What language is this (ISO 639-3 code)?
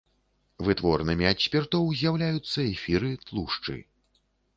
bel